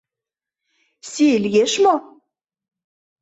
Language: Mari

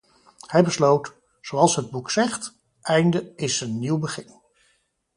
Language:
Dutch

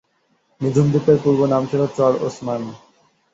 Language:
Bangla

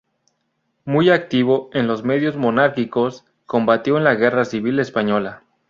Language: Spanish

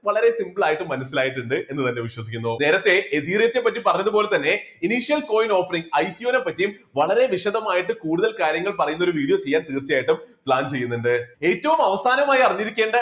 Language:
Malayalam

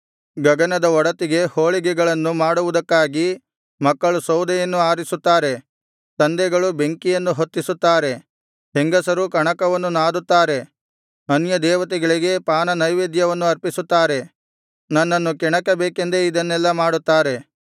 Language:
Kannada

